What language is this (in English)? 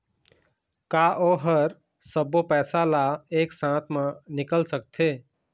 Chhattisgarhi